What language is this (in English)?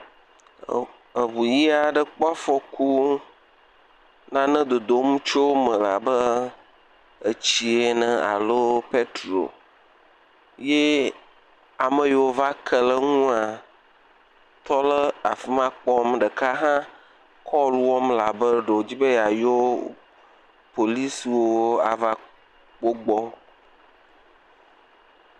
Ewe